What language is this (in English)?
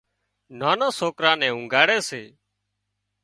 Wadiyara Koli